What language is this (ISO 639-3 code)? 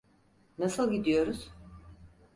tur